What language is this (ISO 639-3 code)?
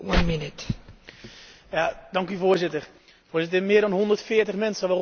nld